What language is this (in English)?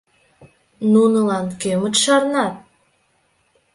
Mari